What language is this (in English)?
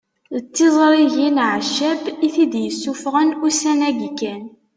Kabyle